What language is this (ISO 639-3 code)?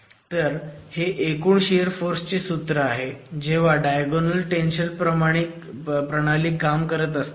mar